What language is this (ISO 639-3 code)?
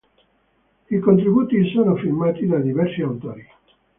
ita